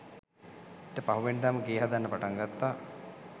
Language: Sinhala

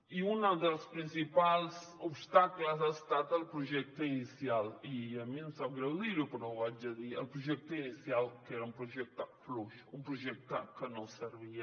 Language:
Catalan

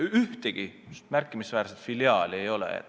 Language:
Estonian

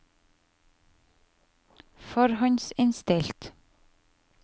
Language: Norwegian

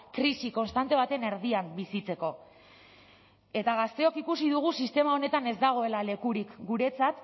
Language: Basque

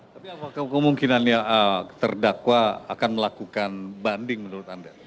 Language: Indonesian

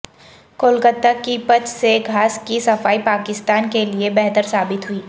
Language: Urdu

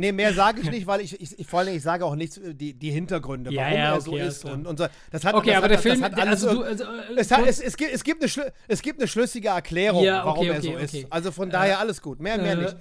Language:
German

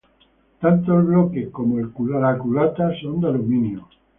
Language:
Spanish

